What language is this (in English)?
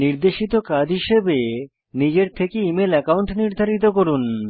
Bangla